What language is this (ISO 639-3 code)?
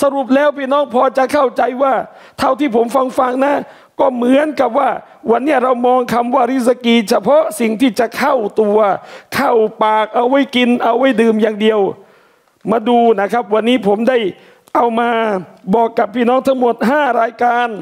tha